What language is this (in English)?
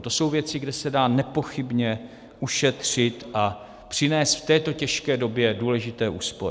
Czech